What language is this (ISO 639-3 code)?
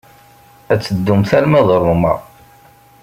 kab